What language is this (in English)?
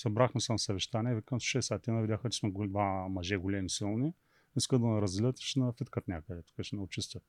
Bulgarian